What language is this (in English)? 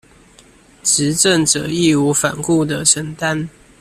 Chinese